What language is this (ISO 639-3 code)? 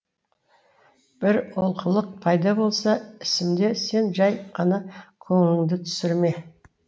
kaz